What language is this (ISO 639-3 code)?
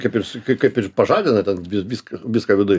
lit